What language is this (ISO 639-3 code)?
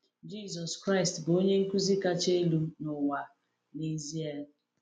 ibo